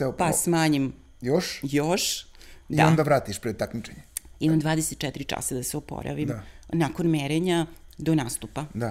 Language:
Croatian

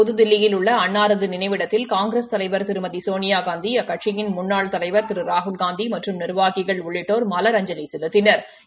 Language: Tamil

